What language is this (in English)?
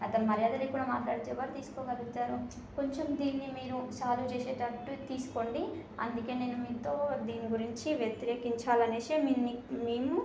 Telugu